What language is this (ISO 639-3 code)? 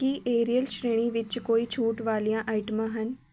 pan